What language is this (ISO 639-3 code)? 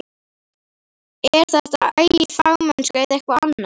isl